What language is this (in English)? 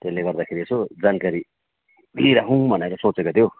Nepali